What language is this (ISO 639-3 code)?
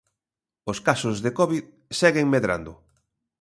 glg